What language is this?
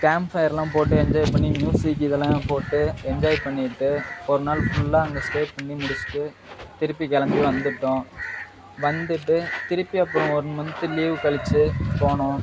Tamil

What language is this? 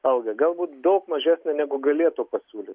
Lithuanian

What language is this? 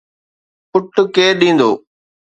Sindhi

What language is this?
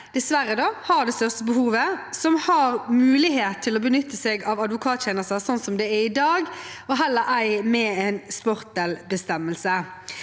Norwegian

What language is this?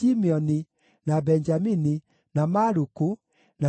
Kikuyu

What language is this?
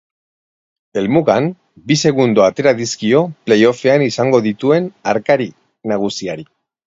Basque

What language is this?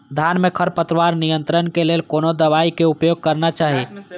Maithili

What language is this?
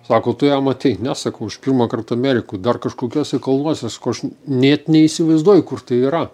Lithuanian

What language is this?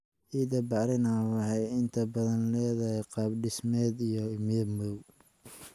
Somali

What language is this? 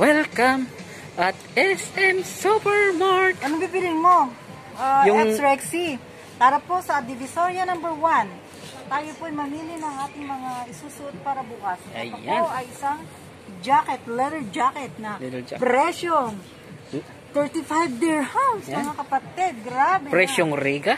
Filipino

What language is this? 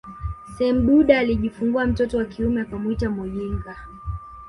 Swahili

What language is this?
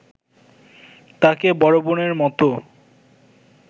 Bangla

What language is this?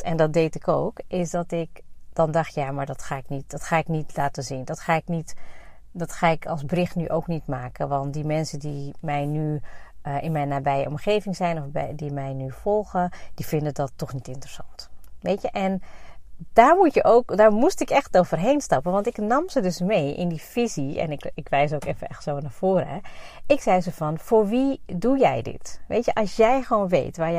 Dutch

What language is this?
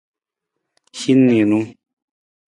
Nawdm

